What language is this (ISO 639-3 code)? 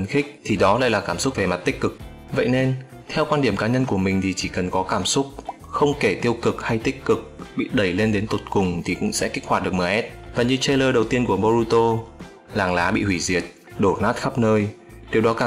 vie